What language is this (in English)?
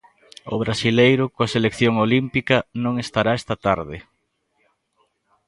Galician